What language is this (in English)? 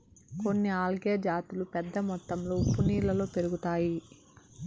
Telugu